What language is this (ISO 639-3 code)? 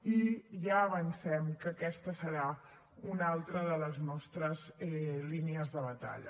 cat